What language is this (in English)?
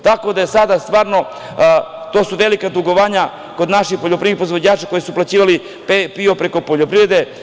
Serbian